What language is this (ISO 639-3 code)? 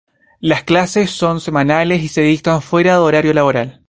spa